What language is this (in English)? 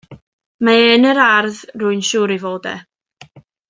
Welsh